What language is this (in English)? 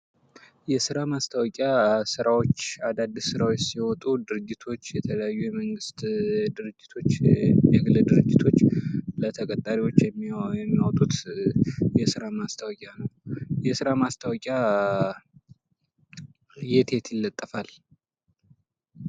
Amharic